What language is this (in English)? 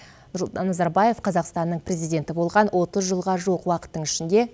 Kazakh